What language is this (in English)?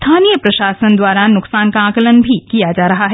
Hindi